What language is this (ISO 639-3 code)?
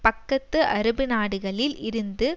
tam